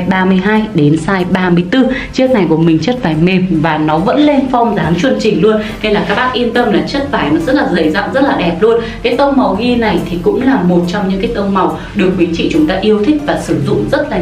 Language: Vietnamese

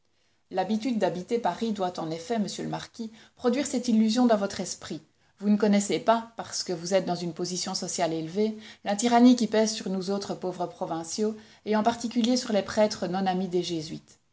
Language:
French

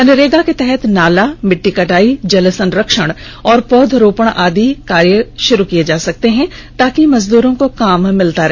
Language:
Hindi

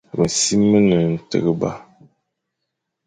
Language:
Fang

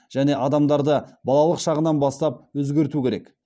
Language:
Kazakh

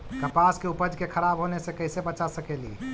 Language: Magahi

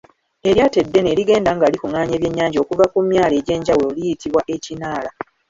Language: Ganda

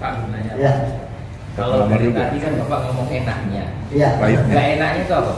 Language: Indonesian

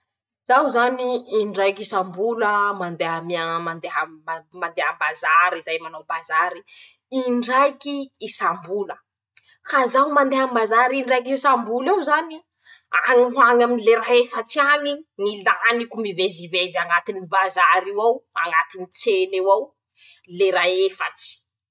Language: Masikoro Malagasy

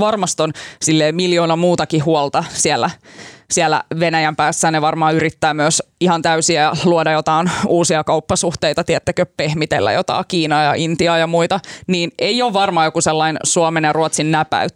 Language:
Finnish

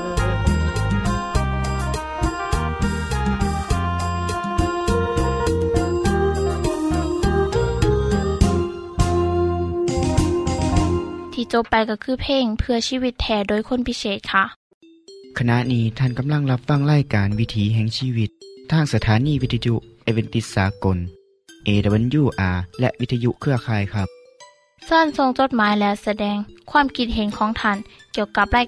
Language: Thai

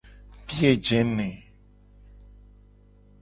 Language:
Gen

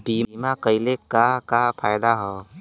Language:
Bhojpuri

